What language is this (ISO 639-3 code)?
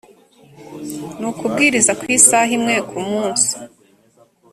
kin